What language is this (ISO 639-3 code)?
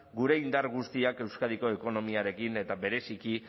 eus